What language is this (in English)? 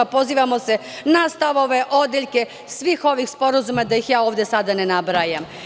Serbian